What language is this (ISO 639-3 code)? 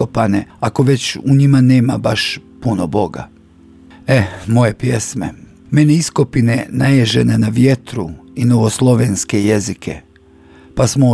hrv